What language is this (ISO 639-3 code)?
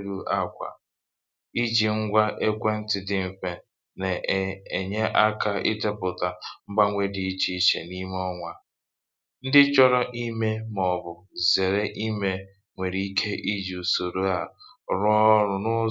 ibo